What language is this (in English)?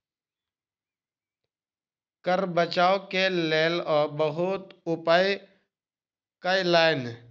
Maithili